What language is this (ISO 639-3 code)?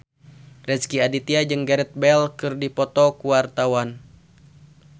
sun